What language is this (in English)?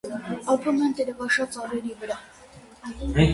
Armenian